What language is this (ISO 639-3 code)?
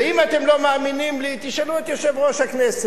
heb